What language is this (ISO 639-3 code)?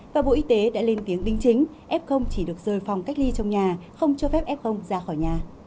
vie